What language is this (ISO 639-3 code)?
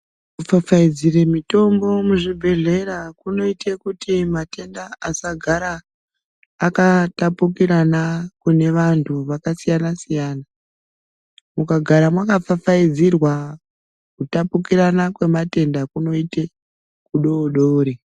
ndc